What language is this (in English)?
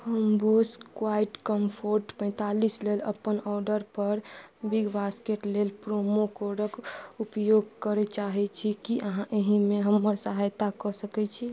Maithili